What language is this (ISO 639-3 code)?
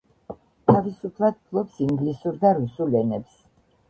kat